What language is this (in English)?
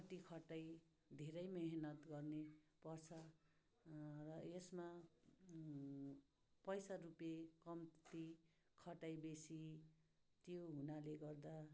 Nepali